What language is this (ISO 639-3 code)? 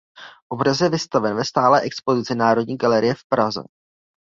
ces